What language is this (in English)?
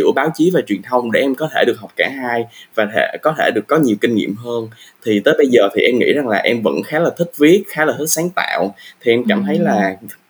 Vietnamese